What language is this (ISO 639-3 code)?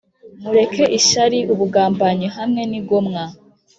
kin